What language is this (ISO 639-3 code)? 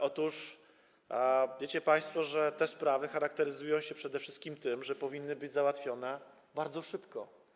pol